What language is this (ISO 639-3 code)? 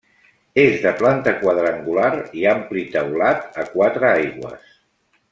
cat